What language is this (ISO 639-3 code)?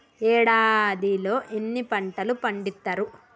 tel